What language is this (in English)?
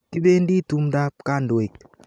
Kalenjin